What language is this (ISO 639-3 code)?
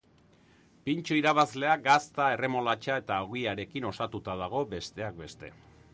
eus